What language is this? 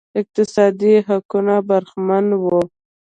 Pashto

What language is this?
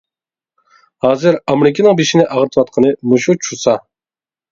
Uyghur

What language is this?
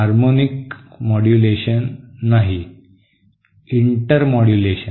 Marathi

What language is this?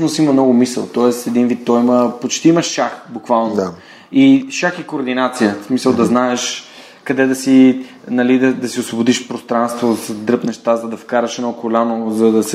Bulgarian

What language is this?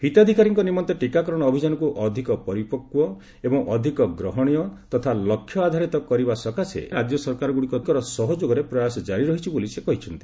Odia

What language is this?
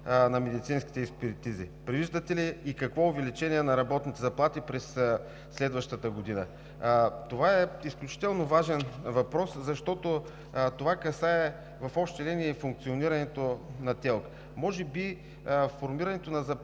Bulgarian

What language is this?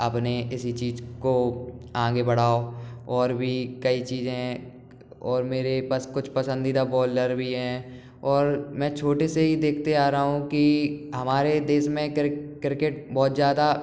Hindi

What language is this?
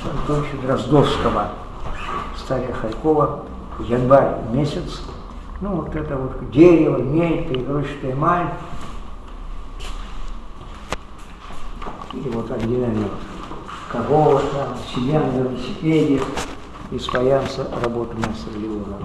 Russian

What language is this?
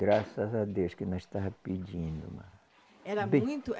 Portuguese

